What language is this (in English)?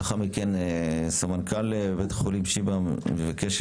Hebrew